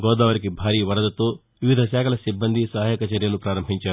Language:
Telugu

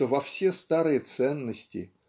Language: Russian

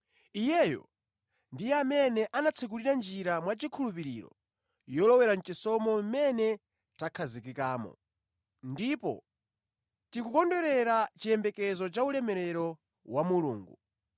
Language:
Nyanja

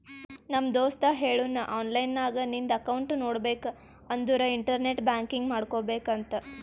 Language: Kannada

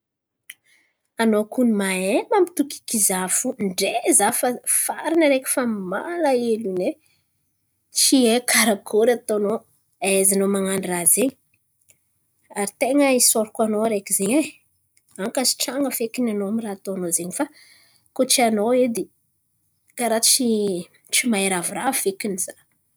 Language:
Antankarana Malagasy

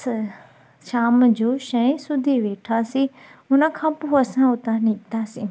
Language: Sindhi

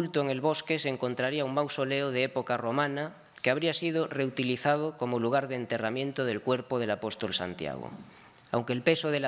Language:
Spanish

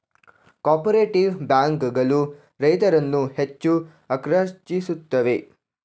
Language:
Kannada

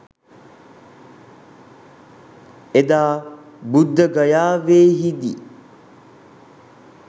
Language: Sinhala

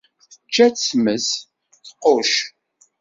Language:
Kabyle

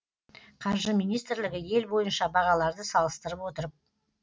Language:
Kazakh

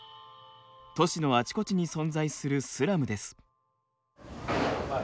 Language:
Japanese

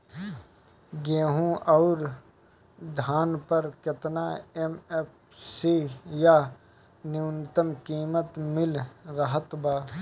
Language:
Bhojpuri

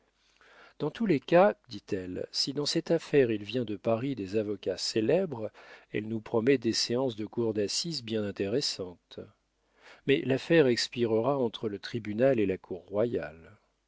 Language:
French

